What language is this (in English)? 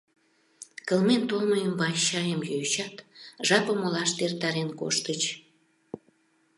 Mari